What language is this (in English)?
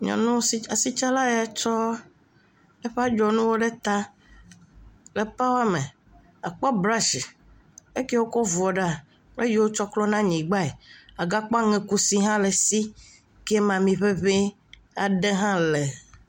Ewe